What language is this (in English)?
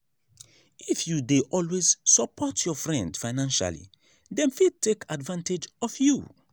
Nigerian Pidgin